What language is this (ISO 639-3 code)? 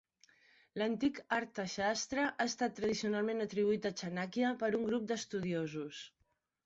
cat